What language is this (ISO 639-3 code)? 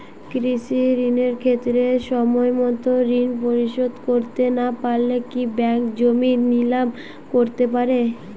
ben